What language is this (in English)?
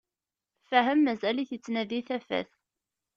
Kabyle